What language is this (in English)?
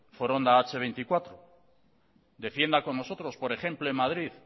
Spanish